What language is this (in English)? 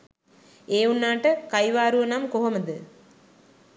Sinhala